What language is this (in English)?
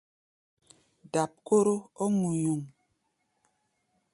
Gbaya